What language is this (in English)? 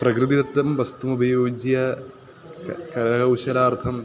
Sanskrit